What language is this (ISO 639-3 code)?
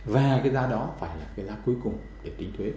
vie